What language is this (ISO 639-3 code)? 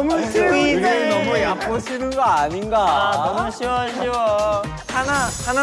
kor